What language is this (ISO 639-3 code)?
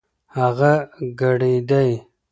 pus